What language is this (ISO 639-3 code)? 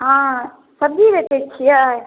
mai